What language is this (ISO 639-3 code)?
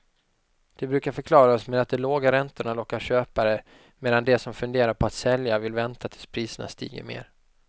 swe